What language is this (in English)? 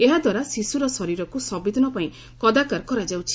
Odia